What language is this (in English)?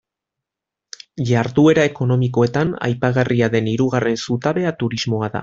Basque